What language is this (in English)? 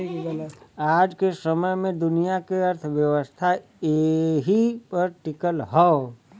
Bhojpuri